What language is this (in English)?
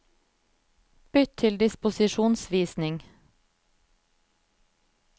Norwegian